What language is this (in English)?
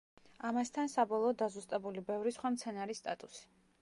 Georgian